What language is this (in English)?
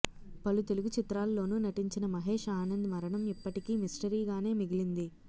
Telugu